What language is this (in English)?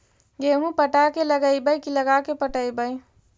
Magahi